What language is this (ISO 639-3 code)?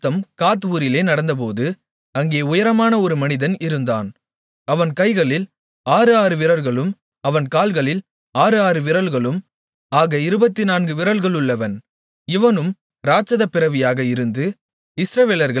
tam